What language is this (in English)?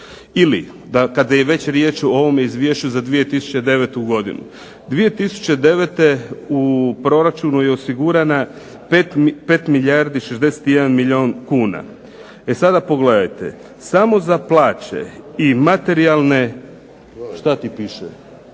Croatian